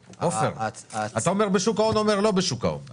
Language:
Hebrew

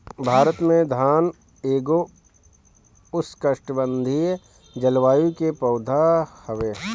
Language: Bhojpuri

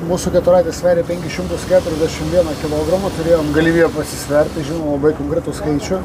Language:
Lithuanian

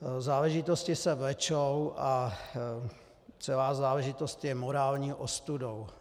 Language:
Czech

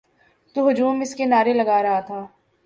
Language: Urdu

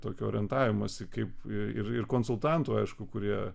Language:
Lithuanian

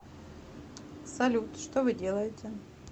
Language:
Russian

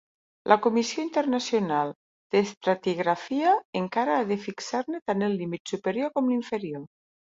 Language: Catalan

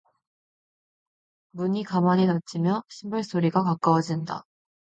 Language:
Korean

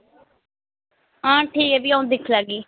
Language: Dogri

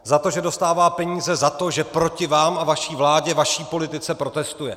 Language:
Czech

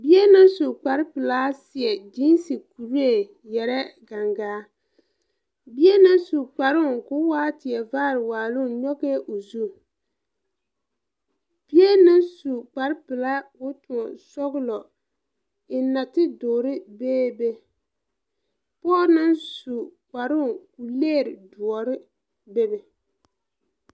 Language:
Southern Dagaare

